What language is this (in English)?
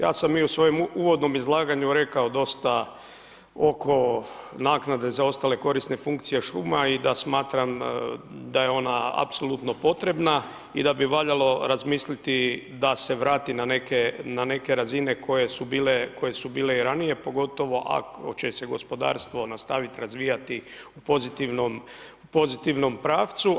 Croatian